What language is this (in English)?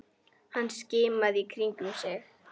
Icelandic